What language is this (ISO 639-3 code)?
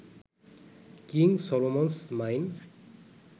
ben